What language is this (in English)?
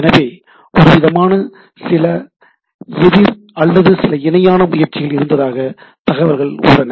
Tamil